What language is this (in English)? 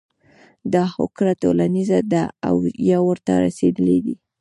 Pashto